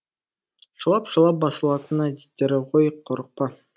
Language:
Kazakh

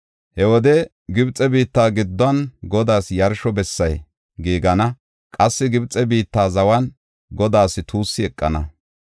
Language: Gofa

